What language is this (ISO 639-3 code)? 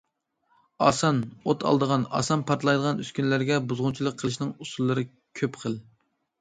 uig